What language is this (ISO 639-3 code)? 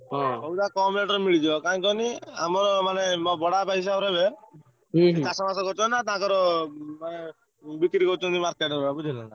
ori